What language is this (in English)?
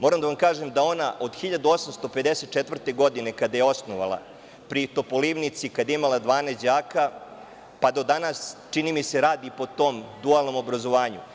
Serbian